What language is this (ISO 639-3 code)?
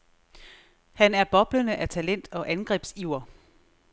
dan